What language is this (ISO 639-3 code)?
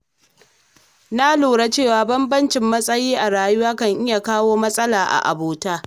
hau